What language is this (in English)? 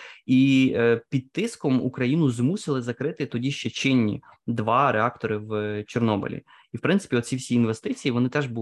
Ukrainian